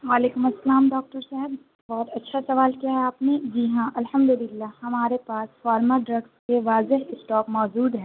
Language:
Urdu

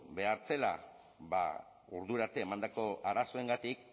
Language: Basque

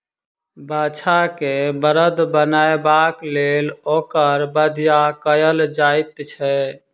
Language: Maithili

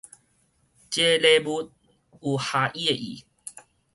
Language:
Min Nan Chinese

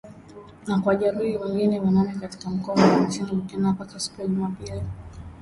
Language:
Swahili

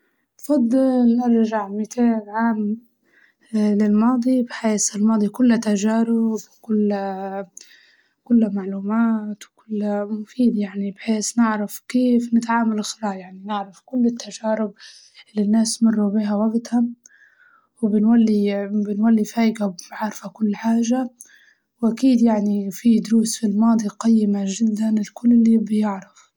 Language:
Libyan Arabic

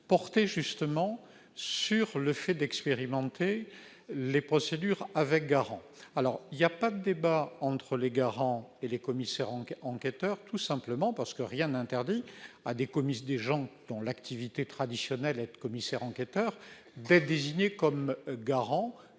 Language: French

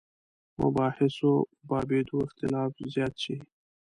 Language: Pashto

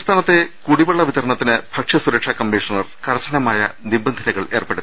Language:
Malayalam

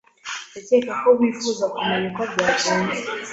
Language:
Kinyarwanda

